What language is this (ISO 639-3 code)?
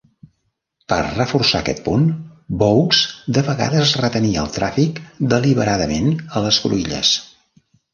cat